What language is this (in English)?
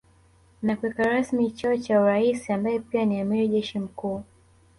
Swahili